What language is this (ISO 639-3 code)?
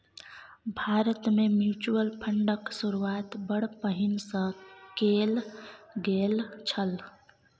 mai